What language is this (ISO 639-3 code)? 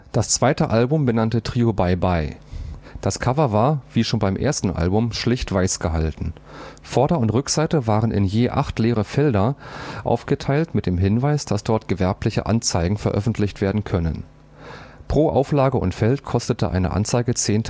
deu